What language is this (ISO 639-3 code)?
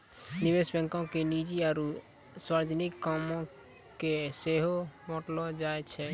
mai